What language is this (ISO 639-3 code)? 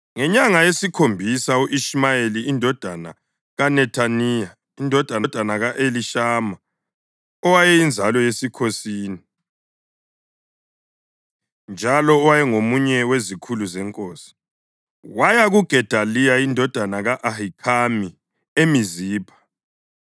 nde